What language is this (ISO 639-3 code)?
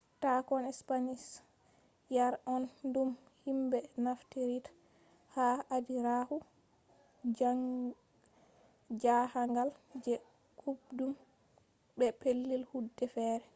ful